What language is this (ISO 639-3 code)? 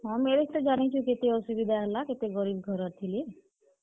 ori